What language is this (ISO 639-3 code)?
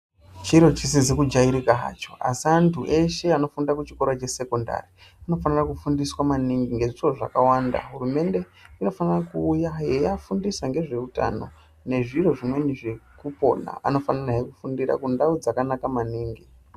ndc